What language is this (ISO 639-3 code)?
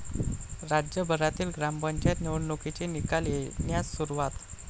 mar